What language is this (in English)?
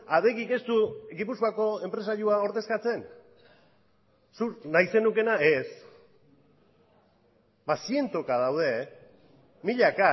Basque